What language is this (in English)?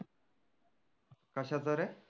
Marathi